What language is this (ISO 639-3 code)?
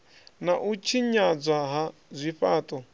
ven